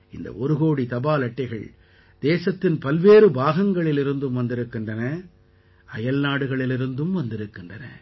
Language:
Tamil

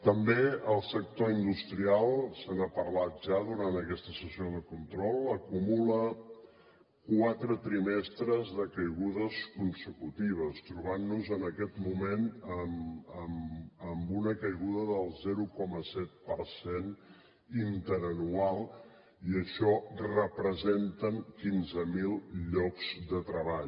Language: Catalan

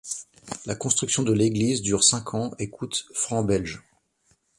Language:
French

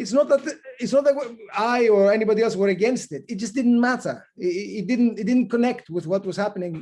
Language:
English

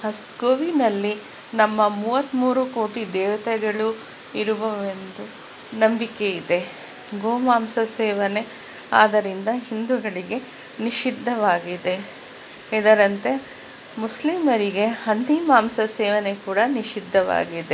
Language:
Kannada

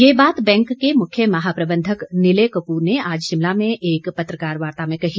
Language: Hindi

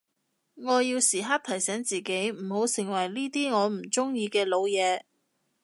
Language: Cantonese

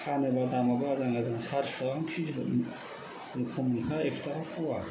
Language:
Bodo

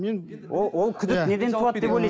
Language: Kazakh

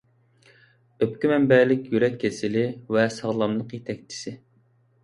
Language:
Uyghur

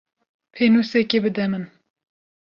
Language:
Kurdish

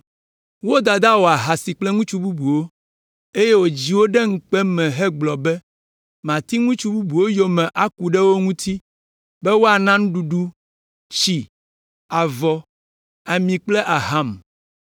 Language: Ewe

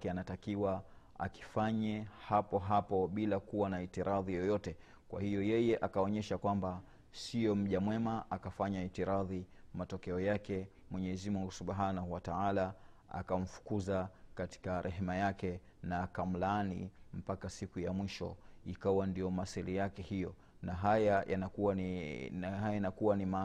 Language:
Swahili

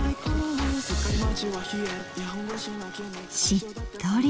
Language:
Japanese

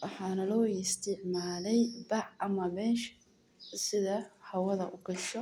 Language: Somali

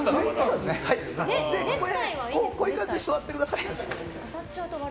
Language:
Japanese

